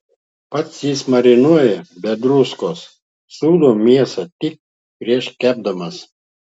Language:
Lithuanian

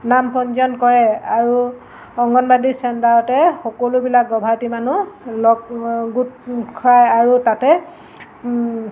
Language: Assamese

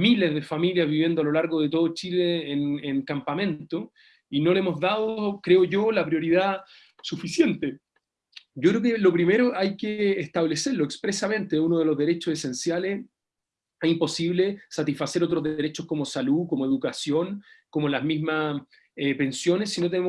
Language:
Spanish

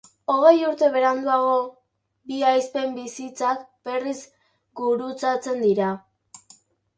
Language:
Basque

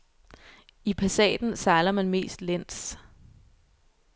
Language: Danish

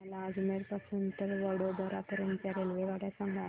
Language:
Marathi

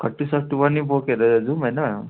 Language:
Nepali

